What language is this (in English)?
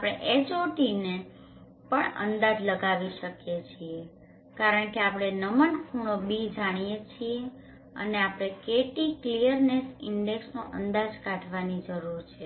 Gujarati